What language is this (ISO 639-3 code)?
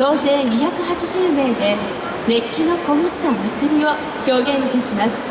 jpn